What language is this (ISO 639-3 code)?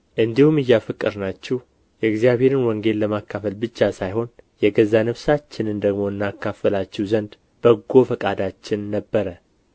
amh